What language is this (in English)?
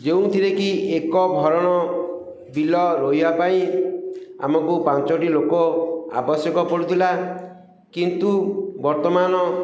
Odia